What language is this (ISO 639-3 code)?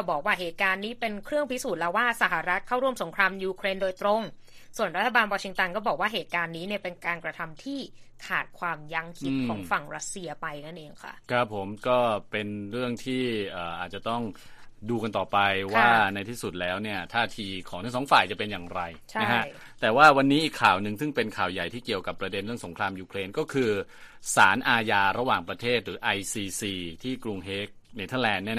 tha